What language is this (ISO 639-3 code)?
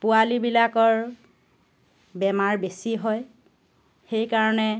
asm